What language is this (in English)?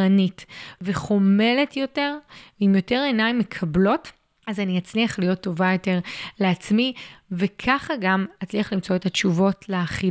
Hebrew